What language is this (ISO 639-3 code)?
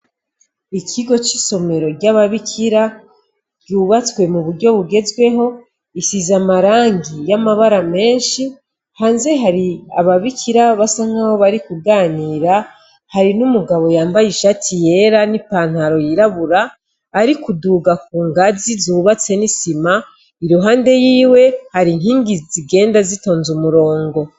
run